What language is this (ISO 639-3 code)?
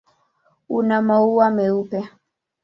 swa